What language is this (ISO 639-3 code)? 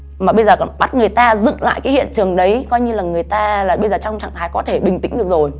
vie